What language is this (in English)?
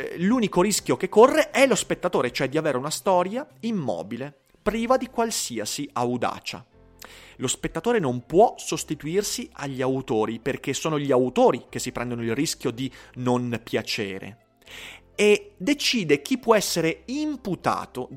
Italian